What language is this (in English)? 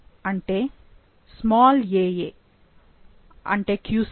Telugu